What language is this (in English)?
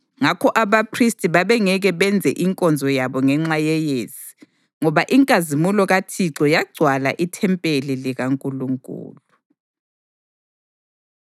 North Ndebele